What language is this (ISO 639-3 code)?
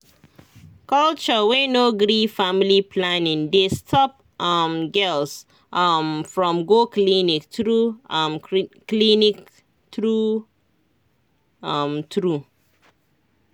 pcm